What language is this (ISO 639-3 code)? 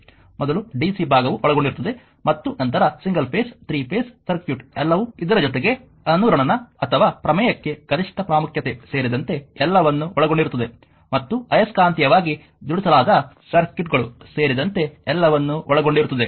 kan